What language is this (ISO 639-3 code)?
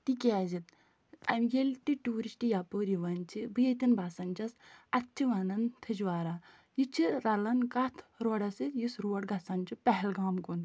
kas